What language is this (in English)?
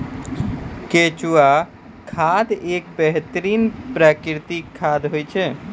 Maithili